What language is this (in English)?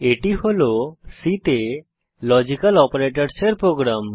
Bangla